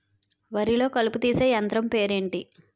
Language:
Telugu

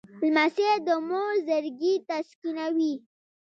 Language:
Pashto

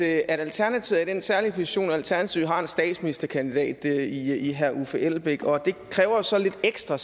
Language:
Danish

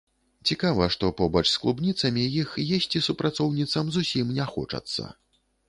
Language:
Belarusian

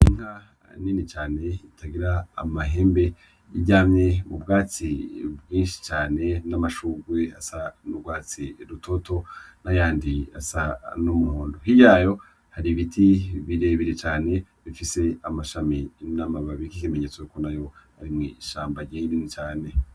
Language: Rundi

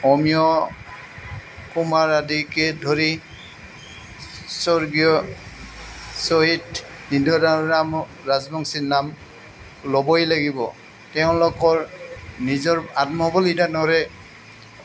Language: Assamese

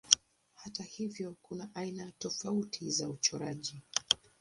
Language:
Swahili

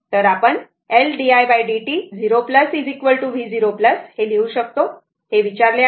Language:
Marathi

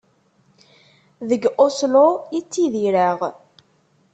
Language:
Kabyle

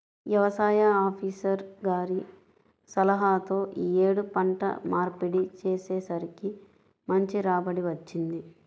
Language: Telugu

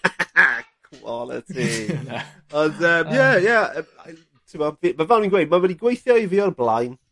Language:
Welsh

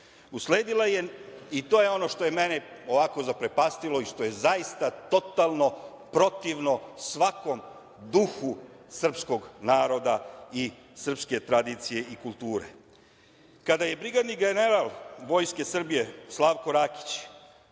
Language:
Serbian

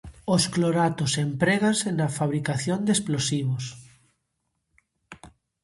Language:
Galician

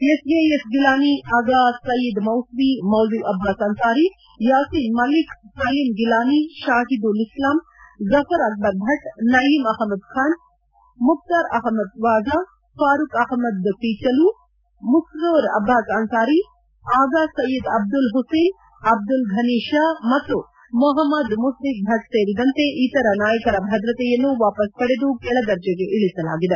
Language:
Kannada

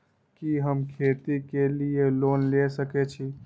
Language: Maithili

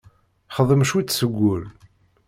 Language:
Kabyle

